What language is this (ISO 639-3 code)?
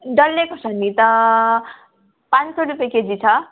nep